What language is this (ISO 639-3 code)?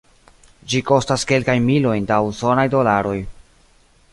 epo